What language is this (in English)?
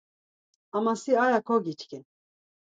Laz